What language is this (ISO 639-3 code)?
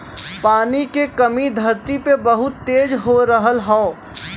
bho